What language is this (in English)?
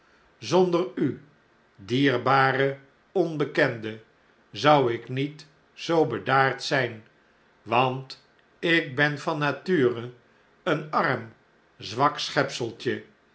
Dutch